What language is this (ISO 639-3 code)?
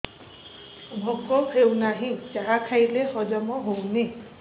ori